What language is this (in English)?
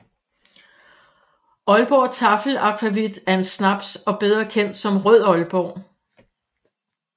Danish